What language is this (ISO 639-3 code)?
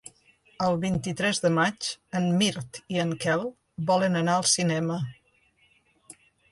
cat